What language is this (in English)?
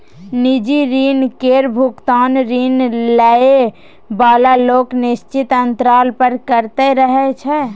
Maithili